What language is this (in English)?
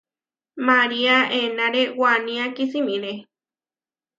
Huarijio